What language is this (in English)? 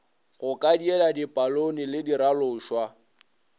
Northern Sotho